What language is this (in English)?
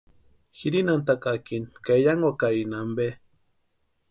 Western Highland Purepecha